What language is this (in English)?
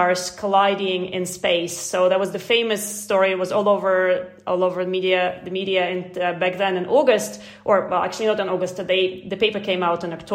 English